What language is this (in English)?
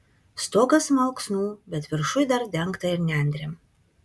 Lithuanian